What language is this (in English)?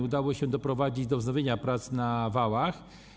Polish